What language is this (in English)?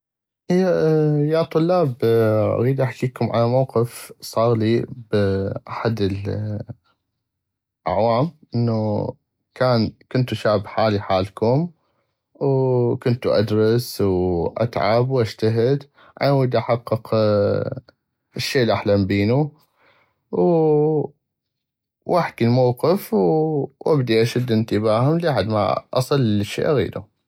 North Mesopotamian Arabic